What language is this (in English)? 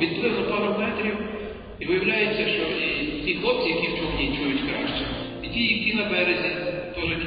Ukrainian